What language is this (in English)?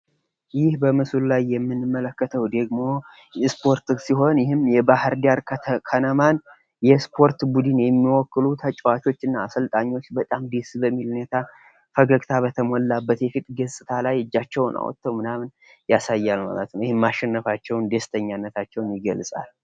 Amharic